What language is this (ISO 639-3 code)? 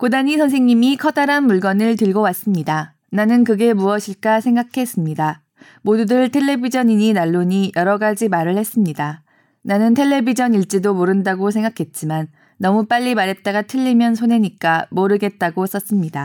kor